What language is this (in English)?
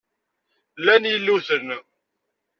Kabyle